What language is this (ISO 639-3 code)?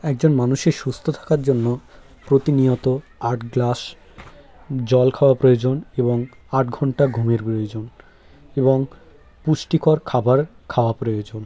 ben